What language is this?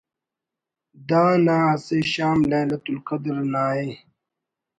Brahui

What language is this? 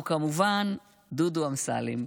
Hebrew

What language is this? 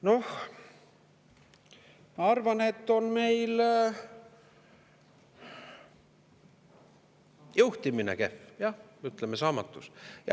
Estonian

